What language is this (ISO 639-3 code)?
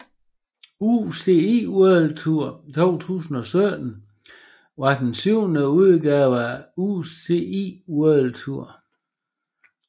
dan